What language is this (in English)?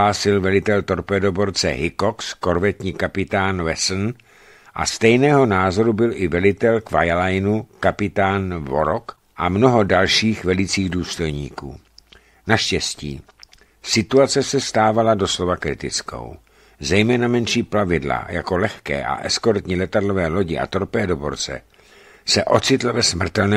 Czech